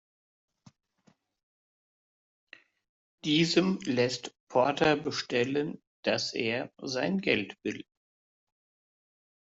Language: German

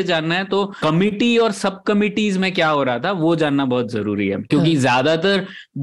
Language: Hindi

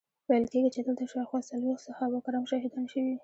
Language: Pashto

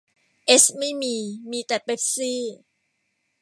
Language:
Thai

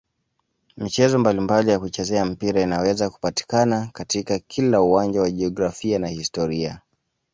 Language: Swahili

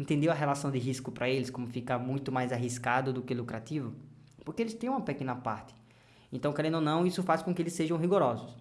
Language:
Portuguese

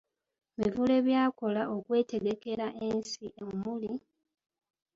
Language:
Ganda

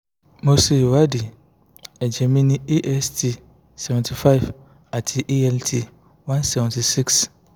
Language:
Yoruba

